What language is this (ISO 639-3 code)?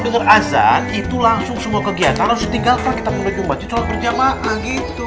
ind